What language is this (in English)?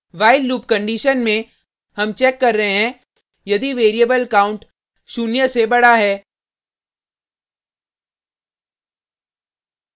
Hindi